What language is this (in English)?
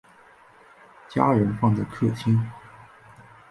Chinese